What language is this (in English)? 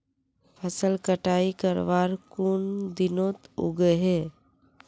Magahi